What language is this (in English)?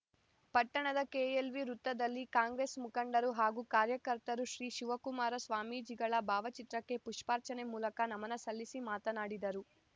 Kannada